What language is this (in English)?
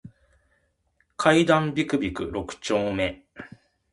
Japanese